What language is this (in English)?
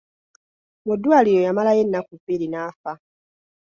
Ganda